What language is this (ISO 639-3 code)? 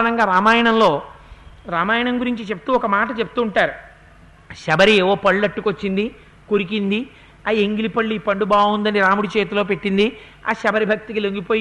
tel